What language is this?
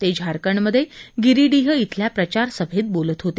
Marathi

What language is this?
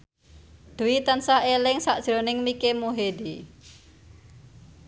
Javanese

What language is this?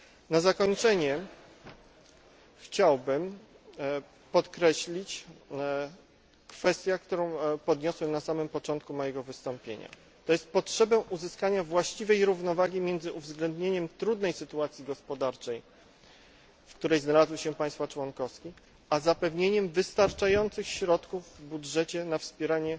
Polish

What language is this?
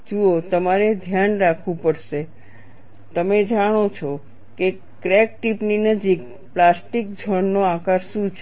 Gujarati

